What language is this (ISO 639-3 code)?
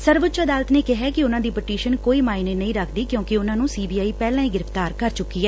pan